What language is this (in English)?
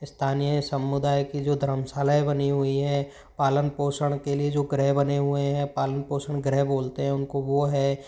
Hindi